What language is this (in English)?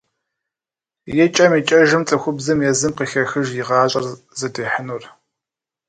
Kabardian